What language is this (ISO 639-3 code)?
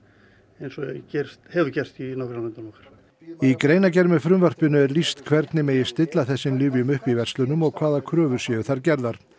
isl